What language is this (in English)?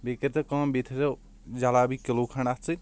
Kashmiri